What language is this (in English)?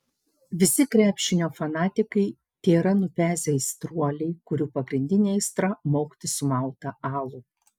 Lithuanian